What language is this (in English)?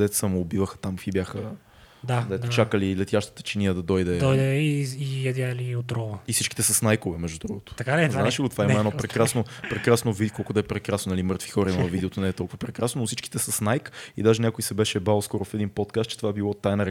Bulgarian